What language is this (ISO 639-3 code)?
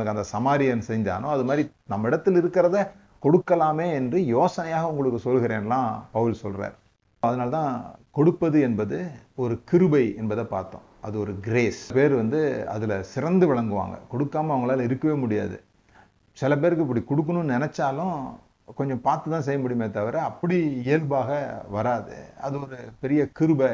tam